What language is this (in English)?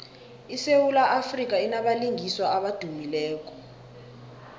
South Ndebele